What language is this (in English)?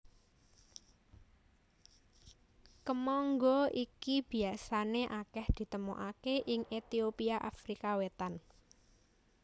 Javanese